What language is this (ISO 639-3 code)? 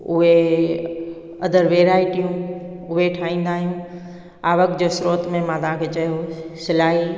snd